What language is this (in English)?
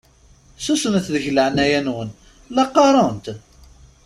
Kabyle